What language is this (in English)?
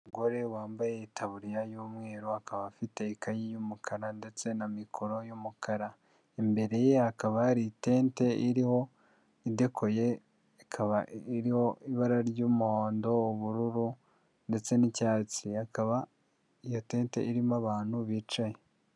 Kinyarwanda